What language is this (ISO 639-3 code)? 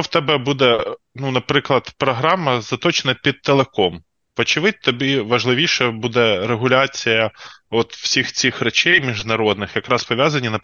ukr